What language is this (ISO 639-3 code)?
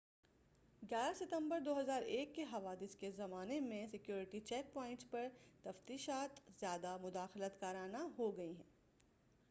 urd